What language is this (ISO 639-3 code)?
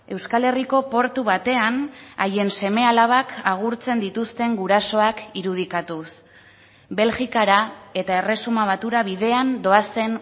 eus